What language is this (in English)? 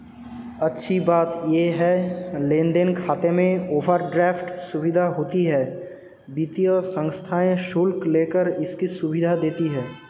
Hindi